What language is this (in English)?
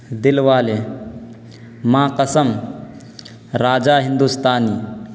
Urdu